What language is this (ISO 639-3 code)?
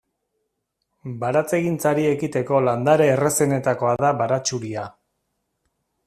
eus